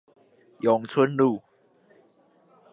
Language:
Chinese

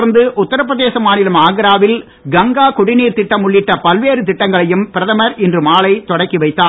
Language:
Tamil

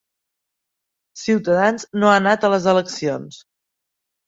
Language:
Catalan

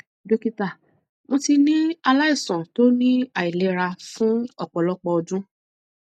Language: Yoruba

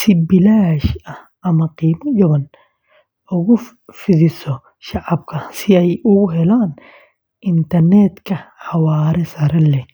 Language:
Somali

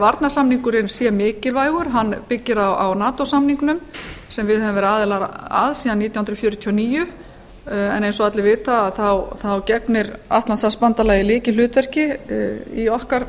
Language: Icelandic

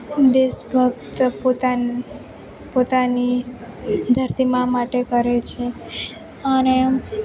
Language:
Gujarati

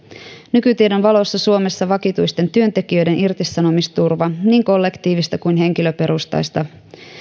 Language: Finnish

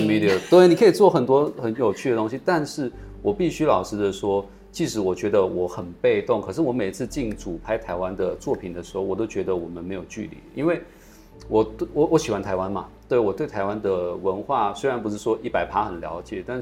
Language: Chinese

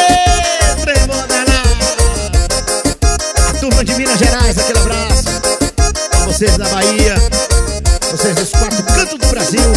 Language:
Portuguese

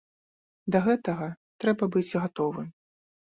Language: Belarusian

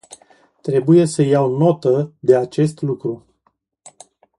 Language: Romanian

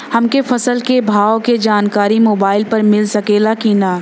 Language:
Bhojpuri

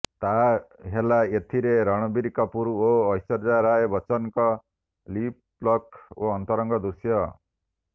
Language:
Odia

